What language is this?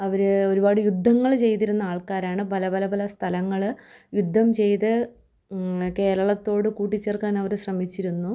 Malayalam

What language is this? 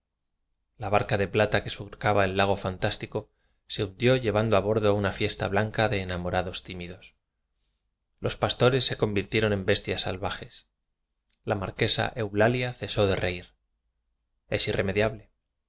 Spanish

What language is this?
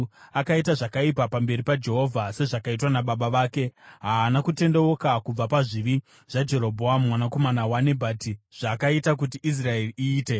Shona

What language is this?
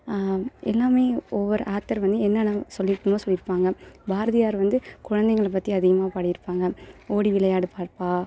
Tamil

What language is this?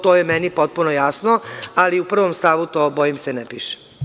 Serbian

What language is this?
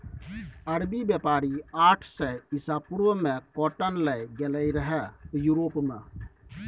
Maithili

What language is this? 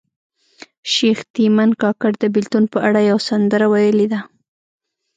Pashto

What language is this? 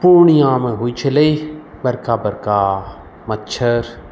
Maithili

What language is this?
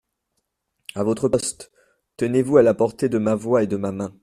French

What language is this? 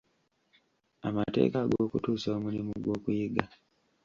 Ganda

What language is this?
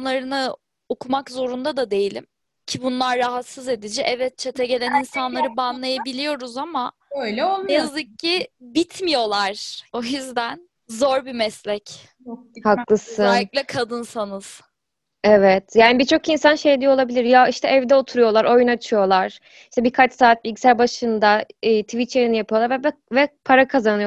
Turkish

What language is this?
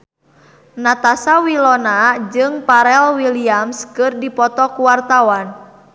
Sundanese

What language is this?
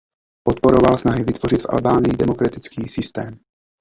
Czech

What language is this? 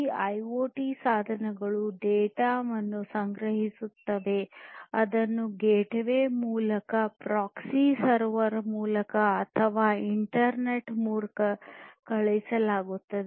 Kannada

